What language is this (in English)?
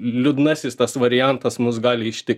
Lithuanian